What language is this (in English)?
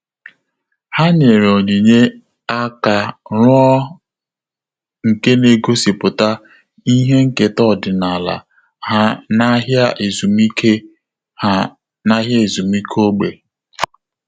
Igbo